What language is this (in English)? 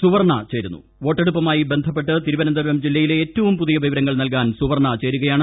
Malayalam